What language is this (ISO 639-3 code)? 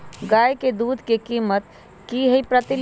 mag